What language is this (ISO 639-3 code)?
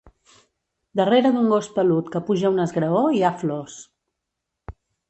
cat